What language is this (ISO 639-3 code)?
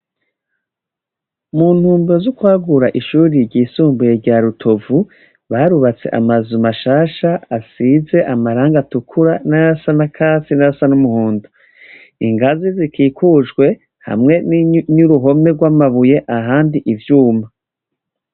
run